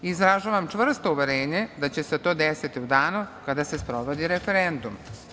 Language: Serbian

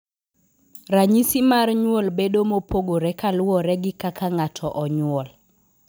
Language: Luo (Kenya and Tanzania)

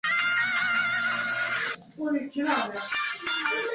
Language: Chinese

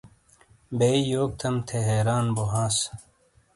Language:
Shina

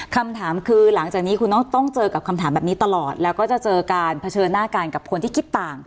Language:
Thai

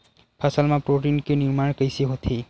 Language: Chhattisgarhi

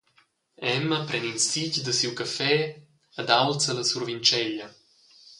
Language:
Romansh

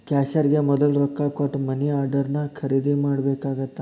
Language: Kannada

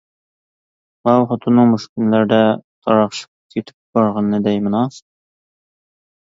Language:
Uyghur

